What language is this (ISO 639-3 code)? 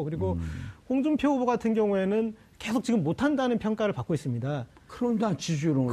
kor